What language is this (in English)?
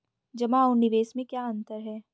Hindi